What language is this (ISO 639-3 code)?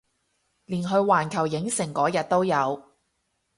yue